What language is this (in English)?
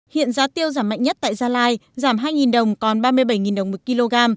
Vietnamese